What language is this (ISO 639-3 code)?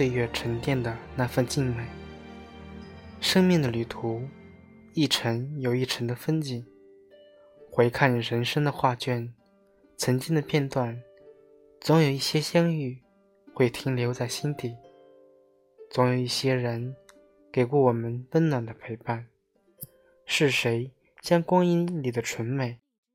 zho